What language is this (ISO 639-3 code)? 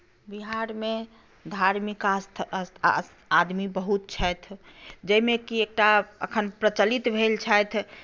mai